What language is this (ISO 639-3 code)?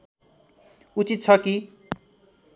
nep